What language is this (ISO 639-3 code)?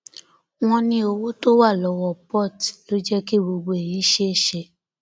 yor